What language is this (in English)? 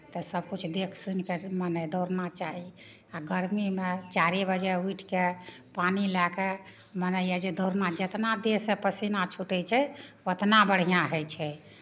Maithili